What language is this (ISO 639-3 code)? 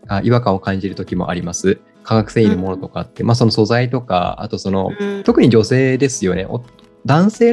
jpn